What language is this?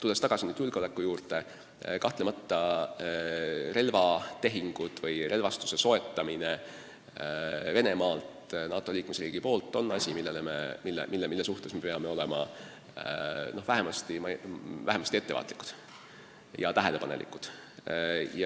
Estonian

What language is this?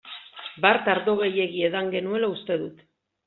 Basque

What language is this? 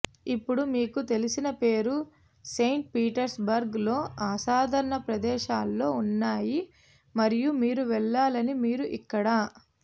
Telugu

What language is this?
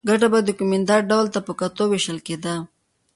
Pashto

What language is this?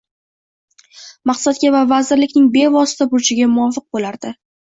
Uzbek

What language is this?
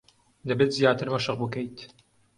Central Kurdish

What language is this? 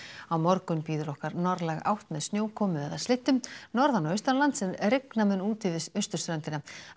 Icelandic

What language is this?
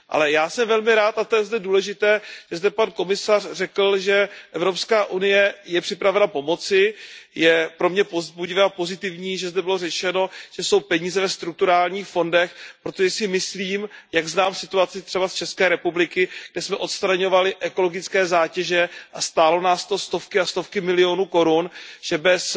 Czech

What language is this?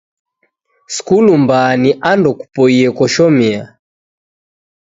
Taita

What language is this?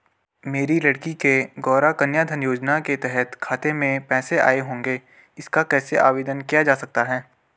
Hindi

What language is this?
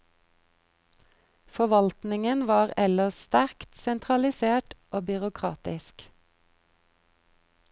Norwegian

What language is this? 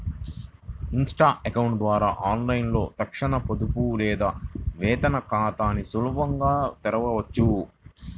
Telugu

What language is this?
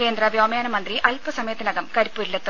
Malayalam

